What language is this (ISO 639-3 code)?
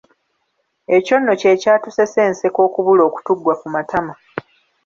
lug